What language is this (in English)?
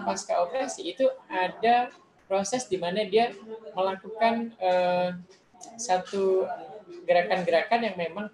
Indonesian